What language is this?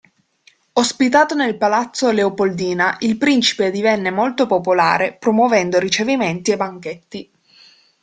Italian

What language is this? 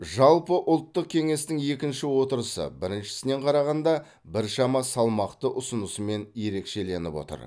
Kazakh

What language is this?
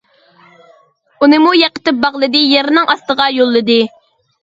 Uyghur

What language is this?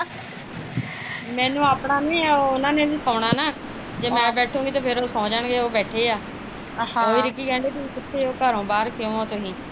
Punjabi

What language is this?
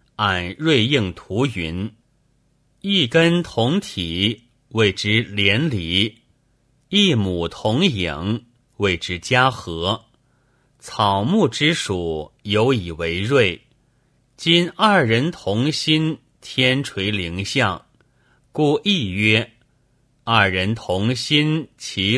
Chinese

